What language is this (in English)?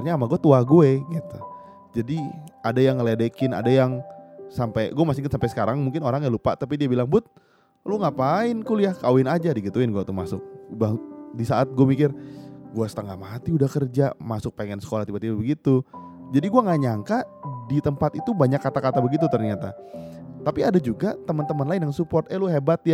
Indonesian